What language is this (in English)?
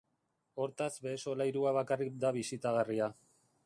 Basque